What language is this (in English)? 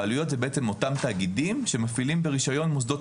Hebrew